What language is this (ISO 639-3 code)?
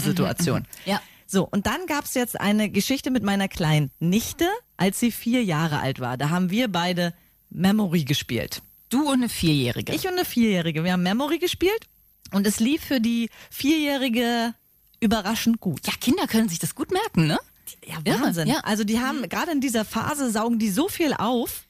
deu